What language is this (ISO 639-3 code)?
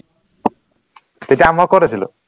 asm